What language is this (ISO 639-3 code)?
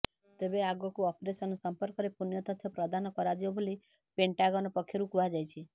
ori